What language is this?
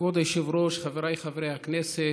Hebrew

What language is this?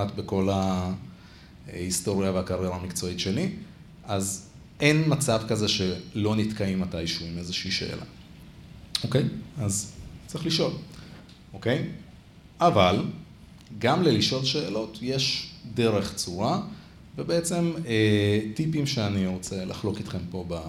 Hebrew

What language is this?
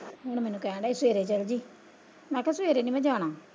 Punjabi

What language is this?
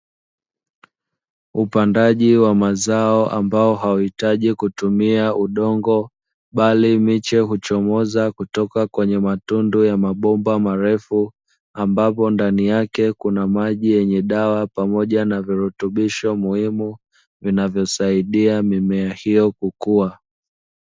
Swahili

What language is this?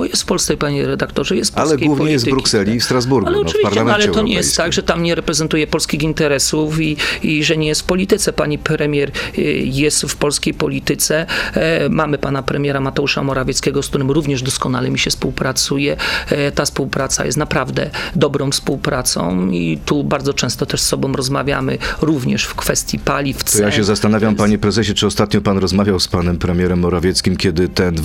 Polish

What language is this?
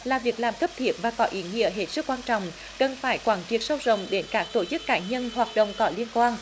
Vietnamese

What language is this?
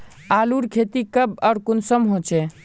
Magahi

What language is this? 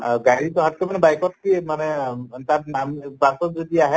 Assamese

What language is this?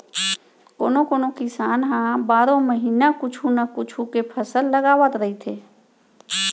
Chhattisgarhi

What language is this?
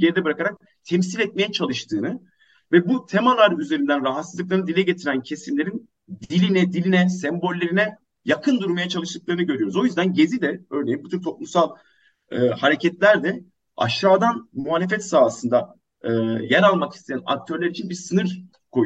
Turkish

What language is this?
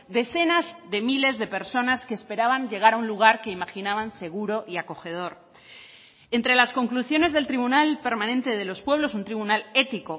Spanish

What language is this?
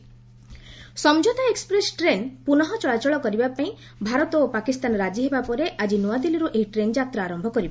Odia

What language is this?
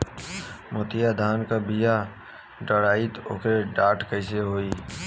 Bhojpuri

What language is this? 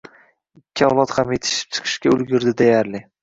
Uzbek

